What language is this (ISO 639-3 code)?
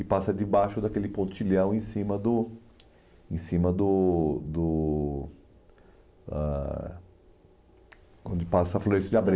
por